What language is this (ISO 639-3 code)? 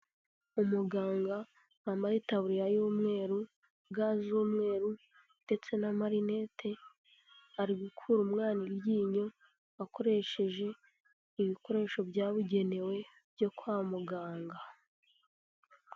kin